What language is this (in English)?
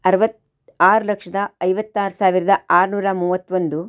Kannada